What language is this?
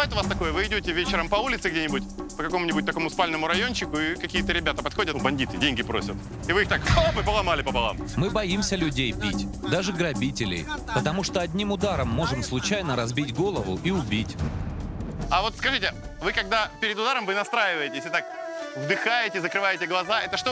Russian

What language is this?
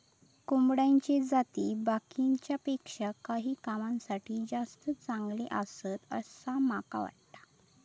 Marathi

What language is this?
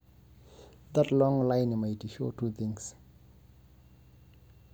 Masai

